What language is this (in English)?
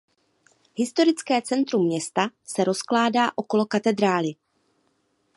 Czech